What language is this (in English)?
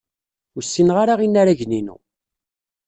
Kabyle